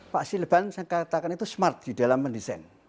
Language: Indonesian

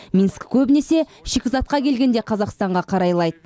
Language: Kazakh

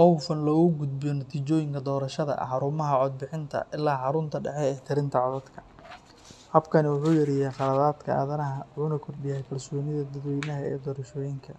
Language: Somali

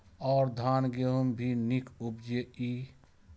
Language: Maithili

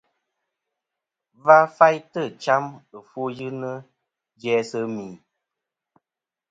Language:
Kom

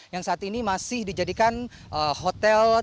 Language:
Indonesian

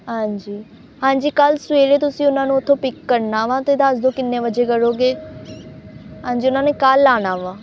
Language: Punjabi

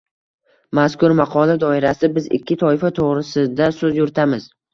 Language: Uzbek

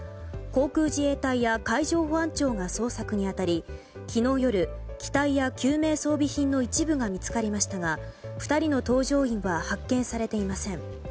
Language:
Japanese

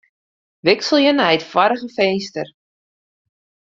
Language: Western Frisian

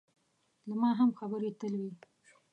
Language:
Pashto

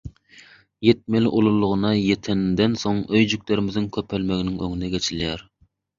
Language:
Turkmen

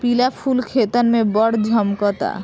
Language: Bhojpuri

